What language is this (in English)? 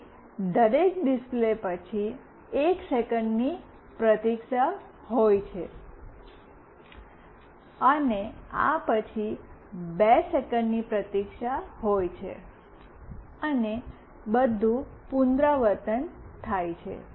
Gujarati